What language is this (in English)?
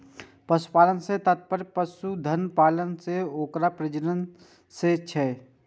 Maithili